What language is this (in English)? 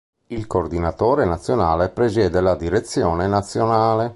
Italian